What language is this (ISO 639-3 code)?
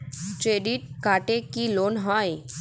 ben